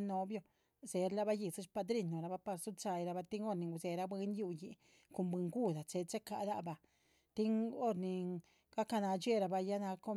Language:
Chichicapan Zapotec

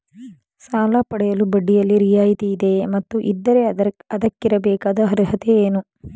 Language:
Kannada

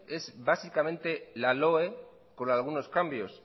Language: Spanish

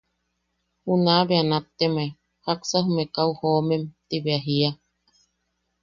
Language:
Yaqui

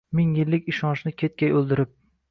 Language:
Uzbek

